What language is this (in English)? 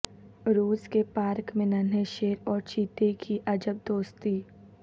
Urdu